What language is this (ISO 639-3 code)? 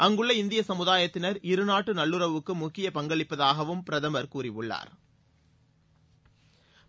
tam